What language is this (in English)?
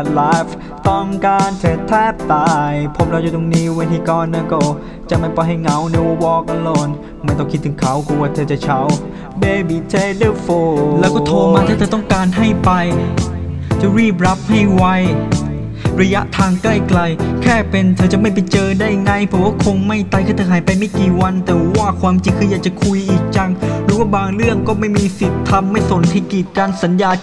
Thai